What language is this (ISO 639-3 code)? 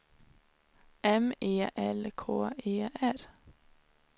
swe